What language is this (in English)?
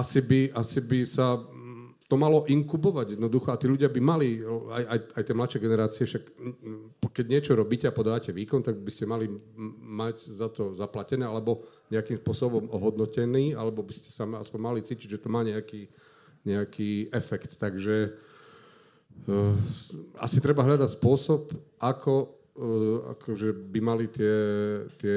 Slovak